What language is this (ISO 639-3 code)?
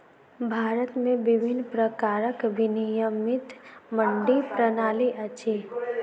mai